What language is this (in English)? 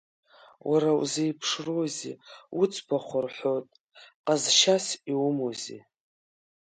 Abkhazian